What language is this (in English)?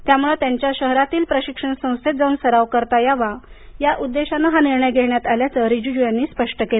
Marathi